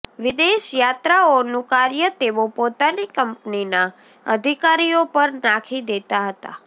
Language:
Gujarati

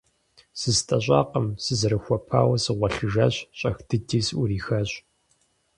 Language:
Kabardian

